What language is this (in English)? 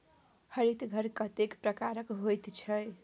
Maithili